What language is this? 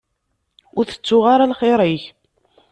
Kabyle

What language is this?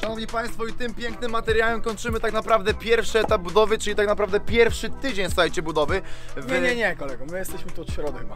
Polish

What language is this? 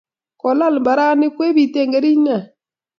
Kalenjin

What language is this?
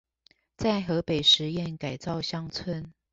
Chinese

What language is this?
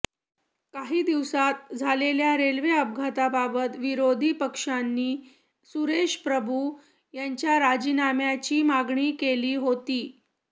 Marathi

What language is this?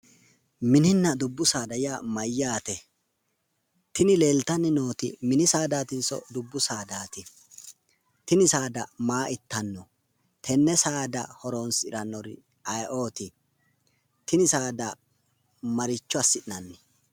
Sidamo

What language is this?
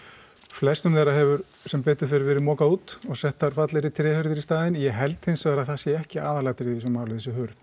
Icelandic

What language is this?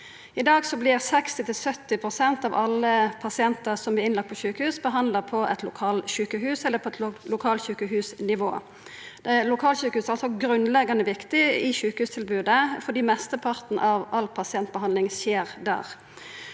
Norwegian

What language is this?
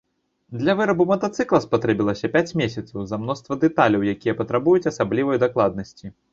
Belarusian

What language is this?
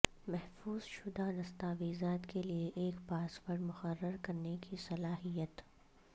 Urdu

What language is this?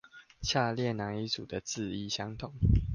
Chinese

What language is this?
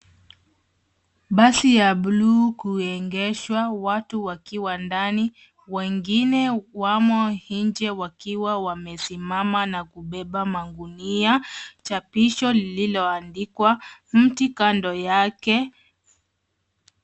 Swahili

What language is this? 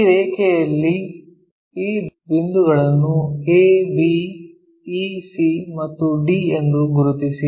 Kannada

